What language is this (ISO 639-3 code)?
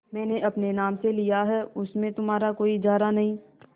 hin